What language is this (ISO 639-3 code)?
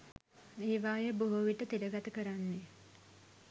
sin